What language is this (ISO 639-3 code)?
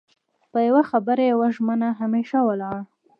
pus